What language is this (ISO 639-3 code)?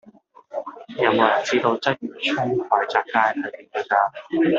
yue